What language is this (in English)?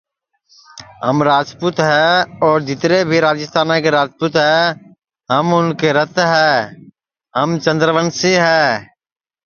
Sansi